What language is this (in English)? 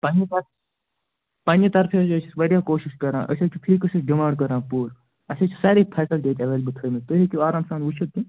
Kashmiri